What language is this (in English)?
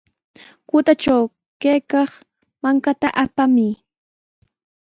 Sihuas Ancash Quechua